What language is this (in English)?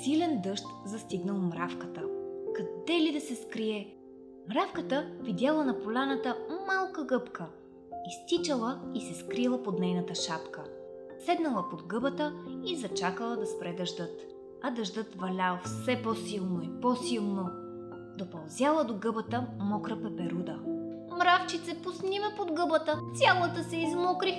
Bulgarian